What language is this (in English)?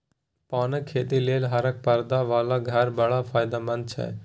Maithili